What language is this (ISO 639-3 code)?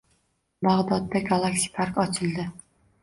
uzb